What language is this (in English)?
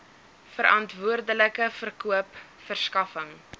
Afrikaans